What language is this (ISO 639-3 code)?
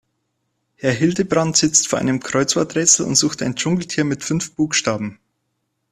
deu